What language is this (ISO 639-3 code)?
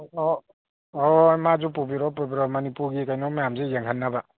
mni